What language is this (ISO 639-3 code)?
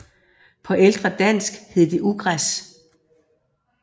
dan